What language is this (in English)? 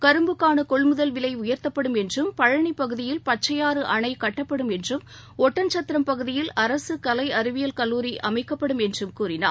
Tamil